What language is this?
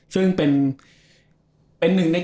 Thai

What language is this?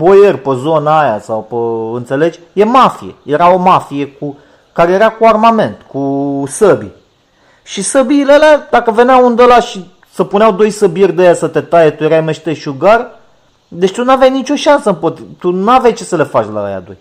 Romanian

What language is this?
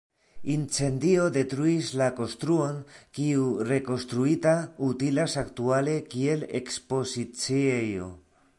Esperanto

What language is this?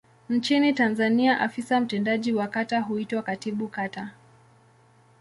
Swahili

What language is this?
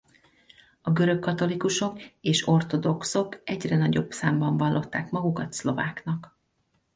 Hungarian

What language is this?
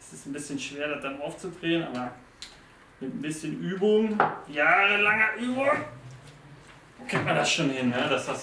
German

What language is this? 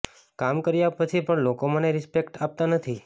Gujarati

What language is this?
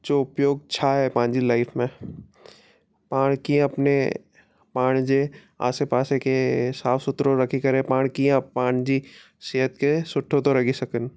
Sindhi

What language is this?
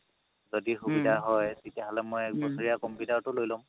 Assamese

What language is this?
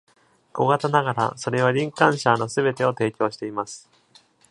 Japanese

